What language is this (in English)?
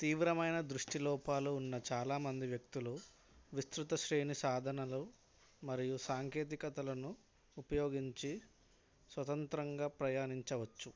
Telugu